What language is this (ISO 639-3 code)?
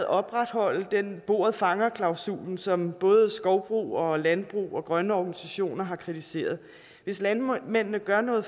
dan